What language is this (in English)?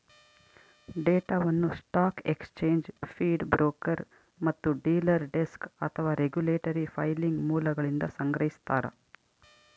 Kannada